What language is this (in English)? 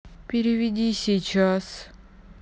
Russian